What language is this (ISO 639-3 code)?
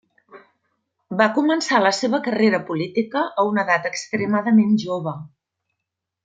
cat